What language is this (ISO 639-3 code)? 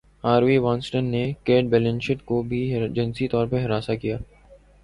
urd